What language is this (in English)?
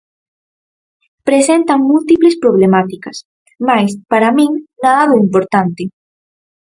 Galician